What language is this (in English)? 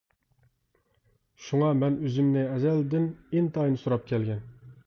Uyghur